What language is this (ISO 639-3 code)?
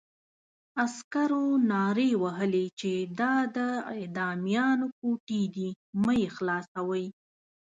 pus